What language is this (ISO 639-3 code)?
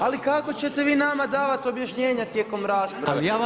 hrv